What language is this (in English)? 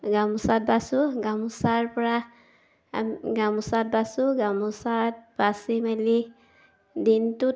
Assamese